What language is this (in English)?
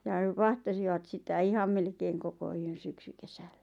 Finnish